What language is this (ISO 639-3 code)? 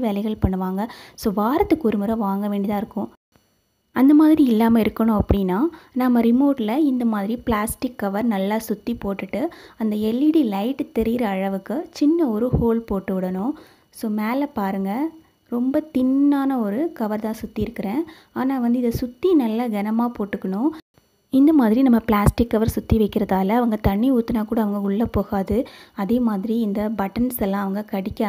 ind